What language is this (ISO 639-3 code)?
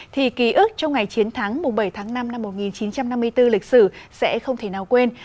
vie